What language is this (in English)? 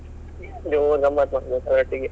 Kannada